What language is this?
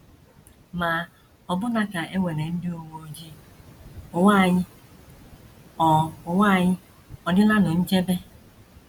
Igbo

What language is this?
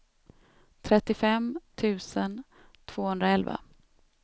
Swedish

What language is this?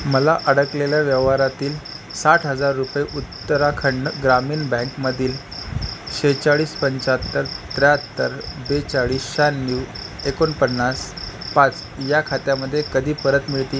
Marathi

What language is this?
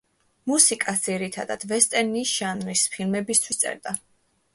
Georgian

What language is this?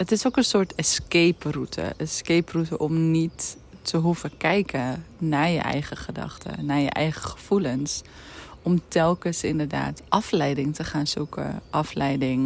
Dutch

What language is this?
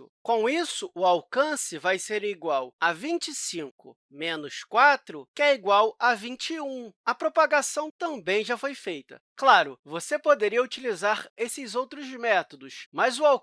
Portuguese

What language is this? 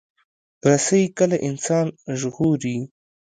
Pashto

